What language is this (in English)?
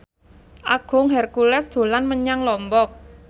Javanese